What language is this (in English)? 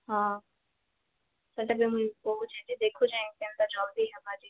Odia